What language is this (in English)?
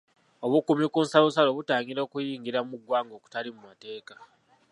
Ganda